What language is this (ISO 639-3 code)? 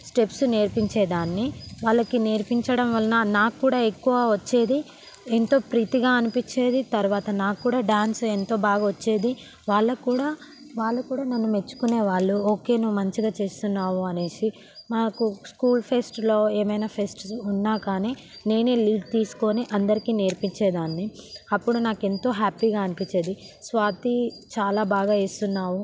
tel